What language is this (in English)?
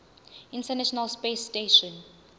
Zulu